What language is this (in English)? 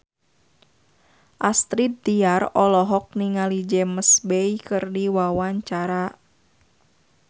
Sundanese